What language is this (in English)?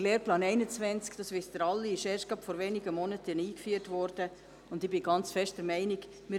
Swiss German